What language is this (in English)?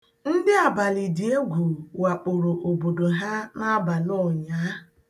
Igbo